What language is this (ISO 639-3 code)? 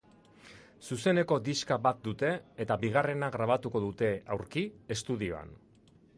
eus